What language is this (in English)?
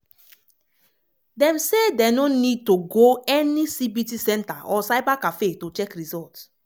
Nigerian Pidgin